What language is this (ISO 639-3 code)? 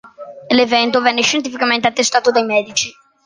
ita